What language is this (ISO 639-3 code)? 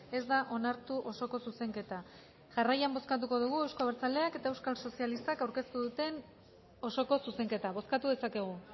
eus